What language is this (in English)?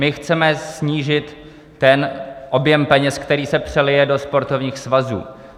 Czech